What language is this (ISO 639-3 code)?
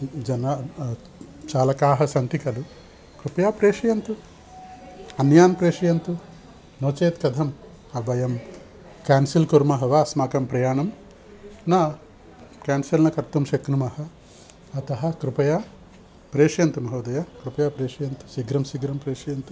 san